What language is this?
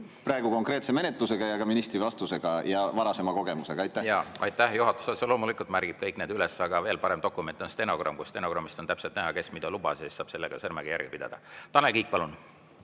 Estonian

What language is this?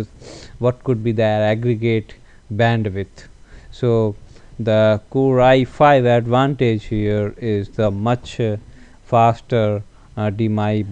English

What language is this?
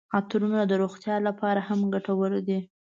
Pashto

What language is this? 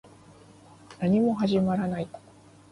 Japanese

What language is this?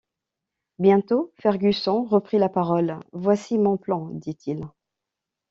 French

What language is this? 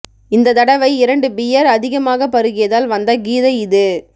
Tamil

